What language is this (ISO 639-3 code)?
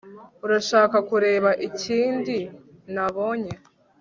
kin